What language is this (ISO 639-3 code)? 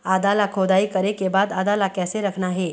hne